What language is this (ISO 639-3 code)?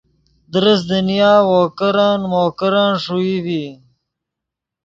ydg